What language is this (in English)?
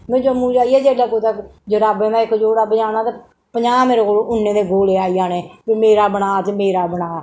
Dogri